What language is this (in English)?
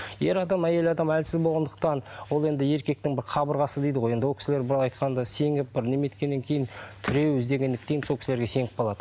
Kazakh